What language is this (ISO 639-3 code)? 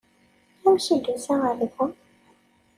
kab